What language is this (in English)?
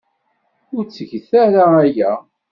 Kabyle